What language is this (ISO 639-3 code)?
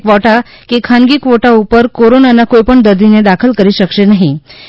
guj